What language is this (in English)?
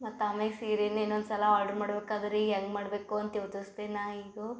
Kannada